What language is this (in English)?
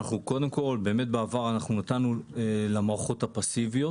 Hebrew